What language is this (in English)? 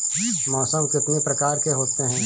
Hindi